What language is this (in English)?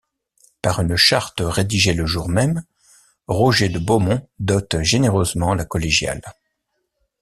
French